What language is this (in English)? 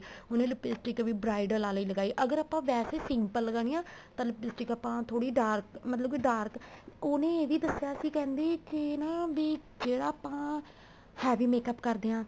Punjabi